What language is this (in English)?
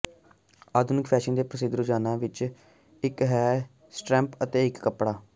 Punjabi